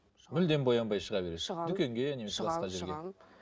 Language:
Kazakh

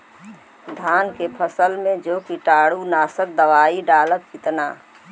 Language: Bhojpuri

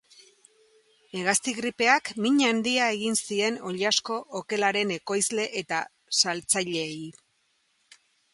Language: Basque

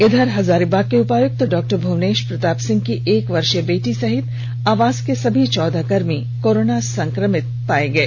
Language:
Hindi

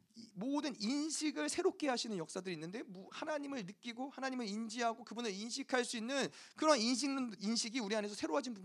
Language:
Korean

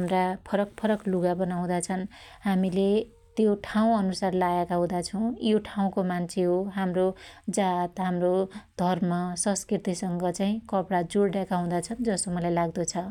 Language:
Dotyali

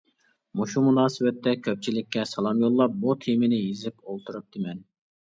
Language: Uyghur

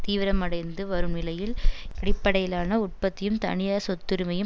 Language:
Tamil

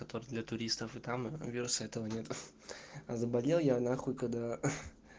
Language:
Russian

